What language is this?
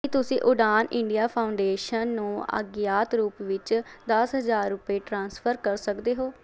Punjabi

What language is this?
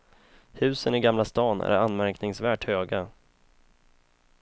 Swedish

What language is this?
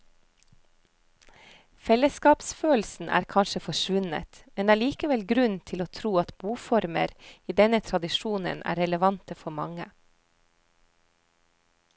Norwegian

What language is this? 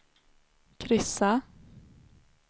Swedish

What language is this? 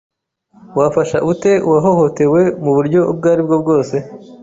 Kinyarwanda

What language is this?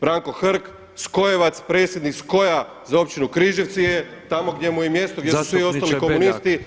Croatian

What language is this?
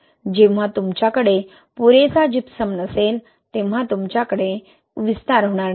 Marathi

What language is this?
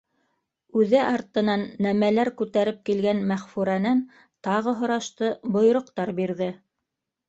Bashkir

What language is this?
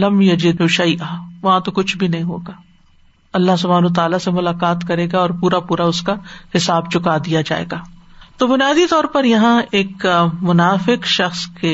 Urdu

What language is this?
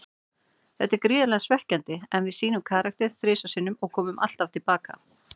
Icelandic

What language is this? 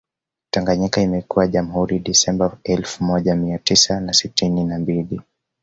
Swahili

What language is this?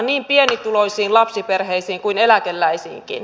Finnish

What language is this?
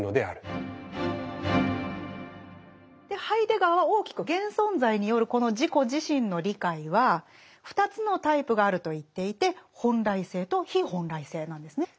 Japanese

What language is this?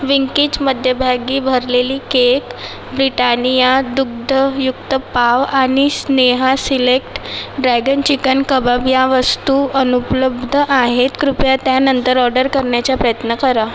Marathi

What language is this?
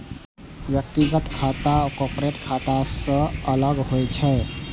Maithili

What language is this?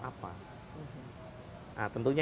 Indonesian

